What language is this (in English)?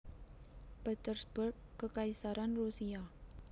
Javanese